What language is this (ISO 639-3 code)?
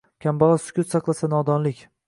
uzb